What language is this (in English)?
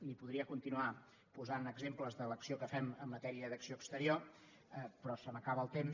Catalan